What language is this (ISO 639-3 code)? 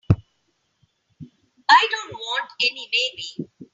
eng